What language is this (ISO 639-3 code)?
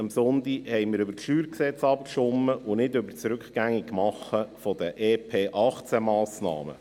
gsw